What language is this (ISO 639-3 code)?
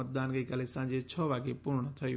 guj